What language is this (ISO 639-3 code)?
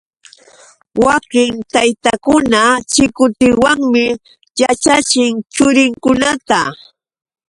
qux